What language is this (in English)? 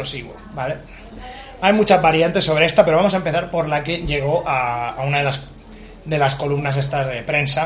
Spanish